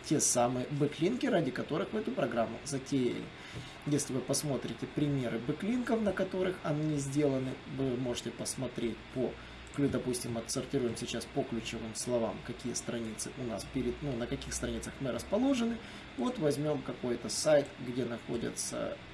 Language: Russian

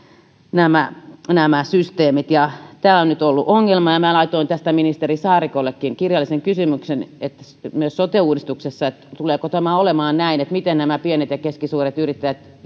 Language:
Finnish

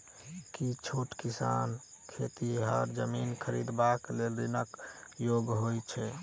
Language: Maithili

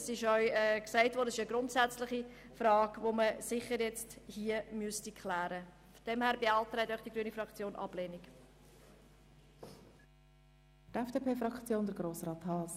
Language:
Swiss German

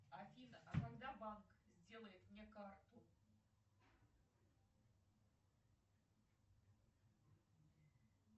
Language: Russian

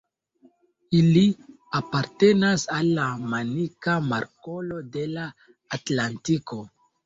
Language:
Esperanto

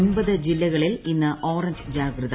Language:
Malayalam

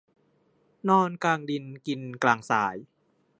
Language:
Thai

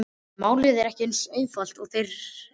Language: Icelandic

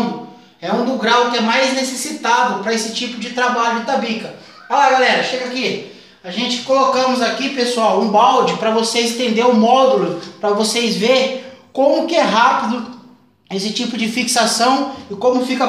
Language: Portuguese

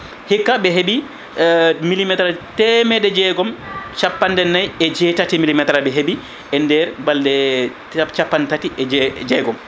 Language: Fula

